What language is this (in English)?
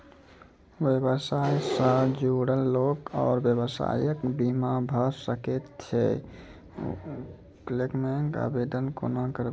Maithili